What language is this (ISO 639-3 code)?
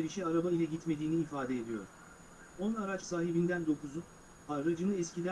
tur